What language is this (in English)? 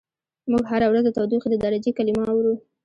Pashto